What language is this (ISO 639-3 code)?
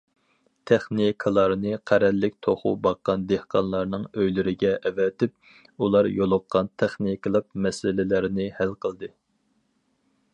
uig